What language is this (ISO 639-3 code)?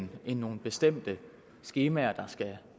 dan